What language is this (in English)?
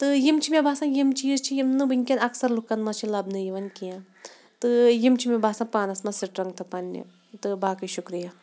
Kashmiri